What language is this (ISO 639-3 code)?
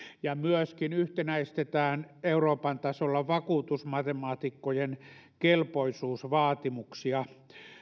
fin